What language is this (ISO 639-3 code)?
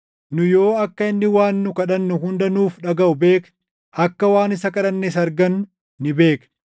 orm